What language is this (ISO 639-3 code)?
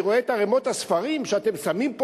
heb